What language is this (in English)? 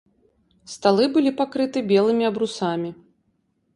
Belarusian